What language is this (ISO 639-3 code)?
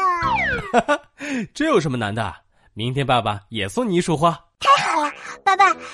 zho